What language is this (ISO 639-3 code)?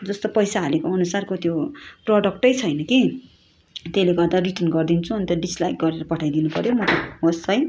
nep